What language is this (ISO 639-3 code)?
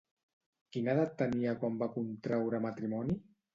cat